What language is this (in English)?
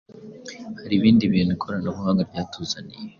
Kinyarwanda